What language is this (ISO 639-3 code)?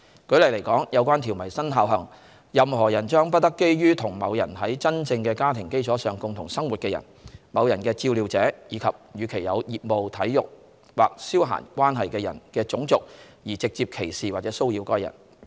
yue